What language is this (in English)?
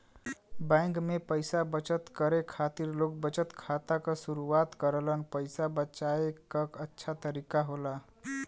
Bhojpuri